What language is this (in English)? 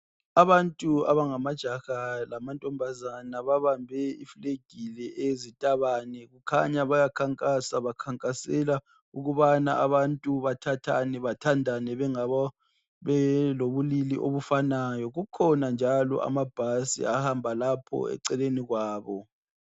North Ndebele